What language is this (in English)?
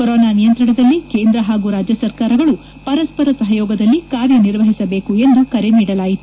Kannada